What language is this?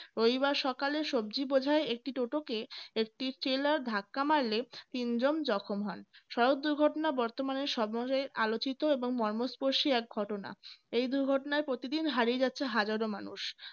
Bangla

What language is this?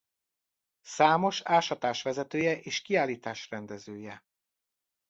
Hungarian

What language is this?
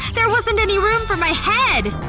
English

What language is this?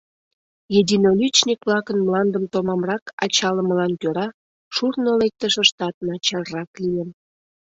Mari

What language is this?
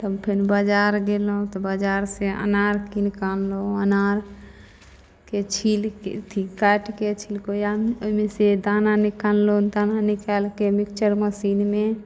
Maithili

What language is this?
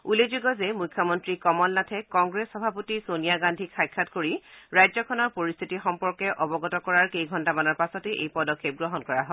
Assamese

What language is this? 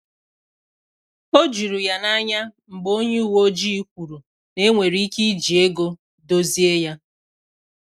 Igbo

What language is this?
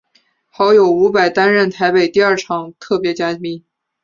Chinese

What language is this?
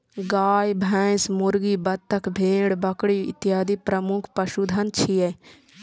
Maithili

